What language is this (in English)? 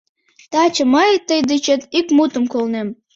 Mari